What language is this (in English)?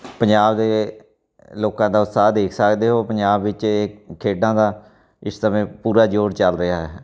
Punjabi